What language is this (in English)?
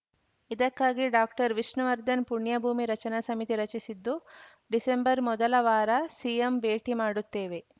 Kannada